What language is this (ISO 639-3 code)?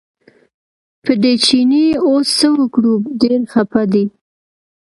pus